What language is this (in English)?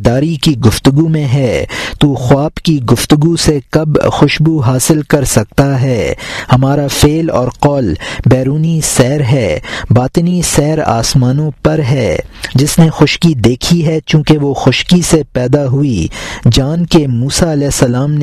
Urdu